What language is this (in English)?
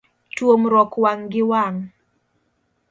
Luo (Kenya and Tanzania)